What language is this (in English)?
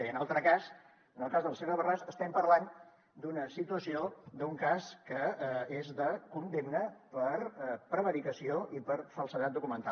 Catalan